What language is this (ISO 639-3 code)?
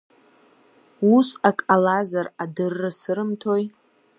abk